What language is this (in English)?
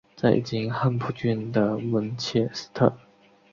Chinese